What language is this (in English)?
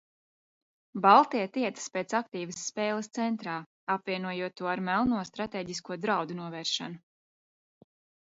Latvian